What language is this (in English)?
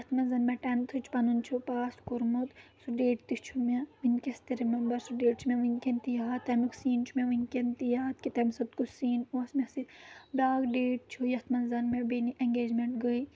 Kashmiri